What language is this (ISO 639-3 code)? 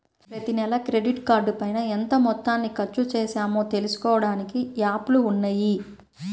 tel